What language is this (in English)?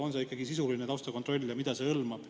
Estonian